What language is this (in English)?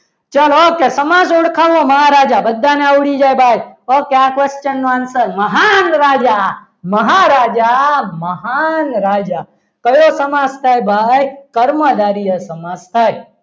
Gujarati